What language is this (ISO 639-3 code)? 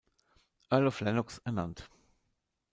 deu